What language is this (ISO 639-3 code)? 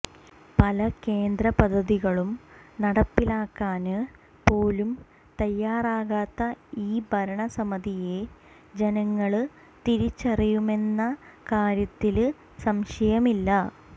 mal